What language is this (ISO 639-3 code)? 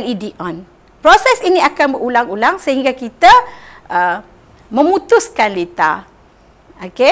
msa